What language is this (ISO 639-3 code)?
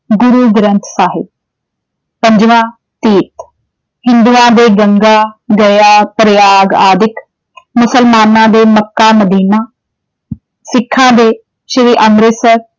pan